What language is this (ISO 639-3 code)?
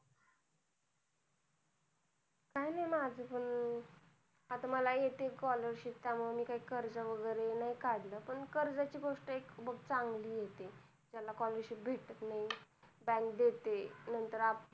mar